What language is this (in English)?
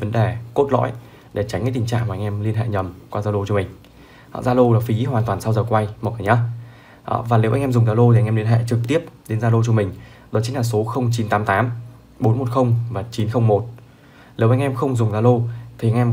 Vietnamese